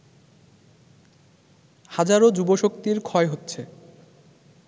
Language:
Bangla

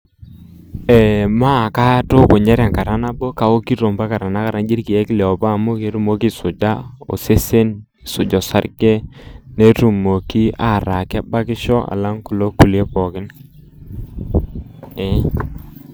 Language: Masai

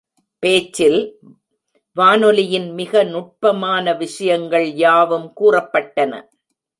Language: Tamil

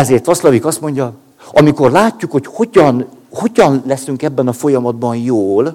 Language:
Hungarian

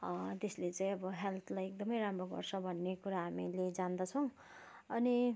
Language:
Nepali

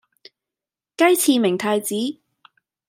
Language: Cantonese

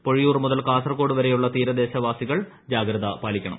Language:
Malayalam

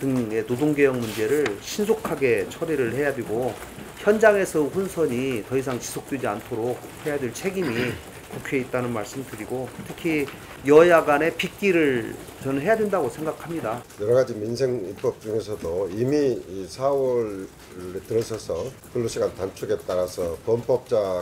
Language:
Korean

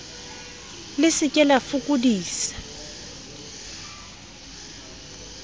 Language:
Southern Sotho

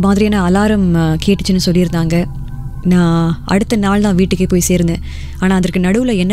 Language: Tamil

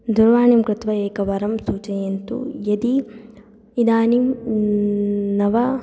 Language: Sanskrit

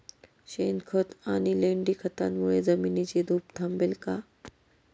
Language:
Marathi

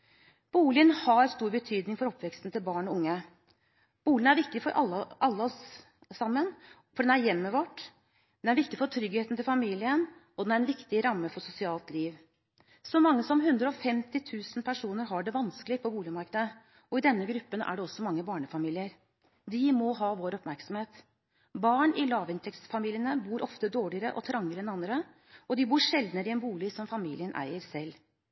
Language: Norwegian Bokmål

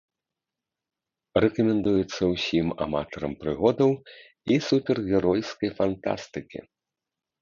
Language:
Belarusian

